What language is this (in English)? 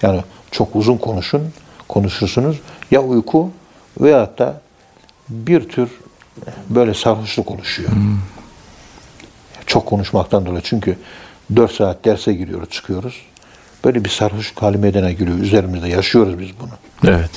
Turkish